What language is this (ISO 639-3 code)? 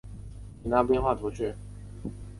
zho